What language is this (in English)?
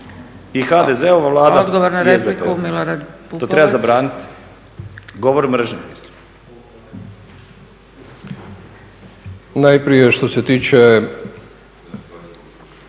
Croatian